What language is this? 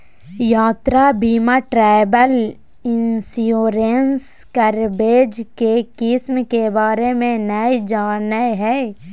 Magahi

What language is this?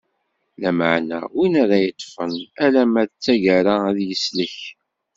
Kabyle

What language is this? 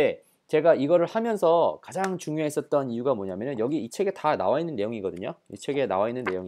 Korean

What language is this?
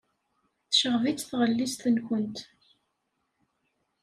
Kabyle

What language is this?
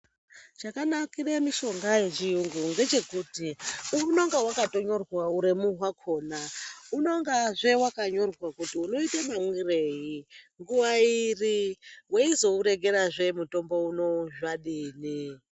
Ndau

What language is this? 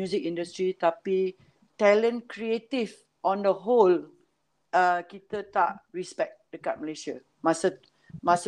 Malay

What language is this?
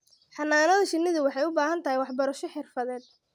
Somali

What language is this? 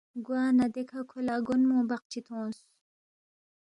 Balti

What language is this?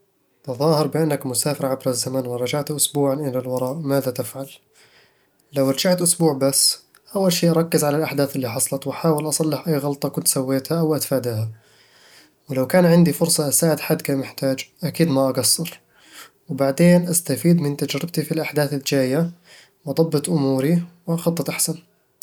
Eastern Egyptian Bedawi Arabic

